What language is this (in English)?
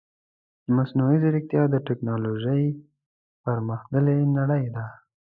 Pashto